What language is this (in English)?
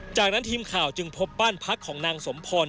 Thai